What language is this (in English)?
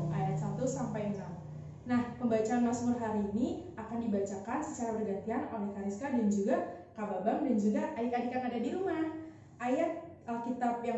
Indonesian